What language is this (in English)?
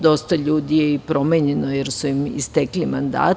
Serbian